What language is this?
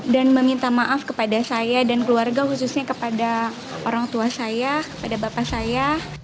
Indonesian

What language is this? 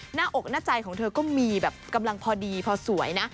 Thai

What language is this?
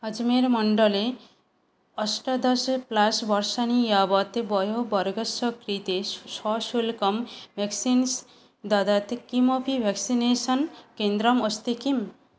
Sanskrit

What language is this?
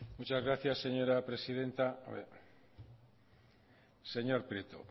Spanish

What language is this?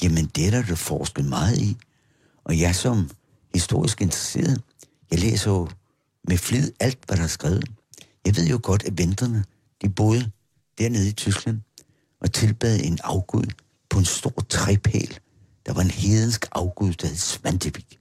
Danish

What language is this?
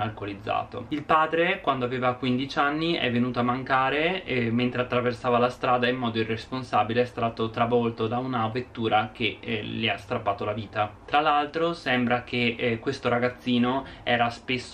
Italian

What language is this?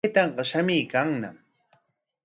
Corongo Ancash Quechua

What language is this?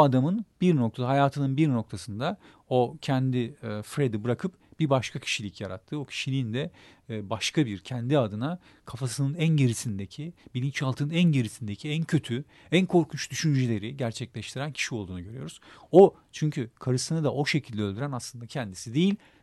Turkish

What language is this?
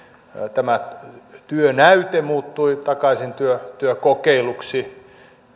Finnish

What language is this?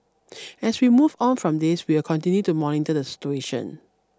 English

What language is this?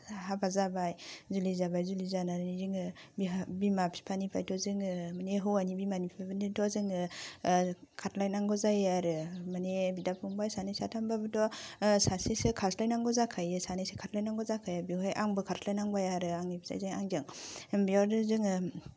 Bodo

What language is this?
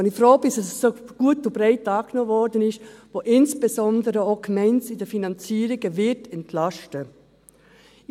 Swiss German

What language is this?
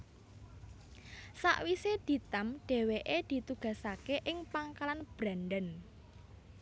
Javanese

